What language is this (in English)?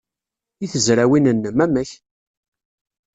Kabyle